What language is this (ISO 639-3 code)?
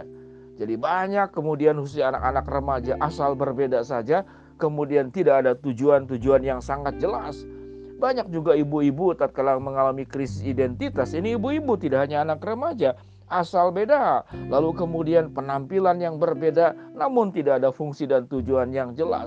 ind